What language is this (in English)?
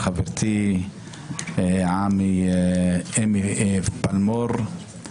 Hebrew